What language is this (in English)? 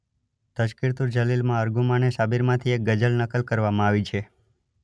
Gujarati